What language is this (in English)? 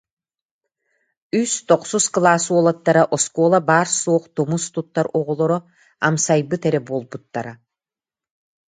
Yakut